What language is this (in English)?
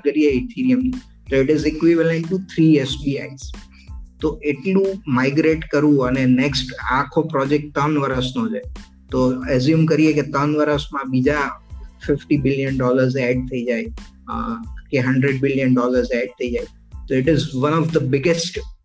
Gujarati